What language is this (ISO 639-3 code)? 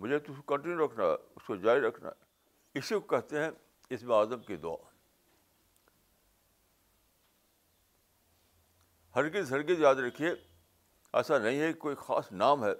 urd